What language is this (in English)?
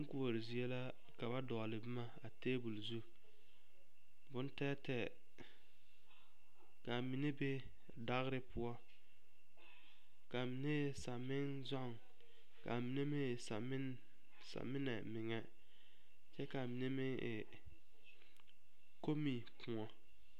Southern Dagaare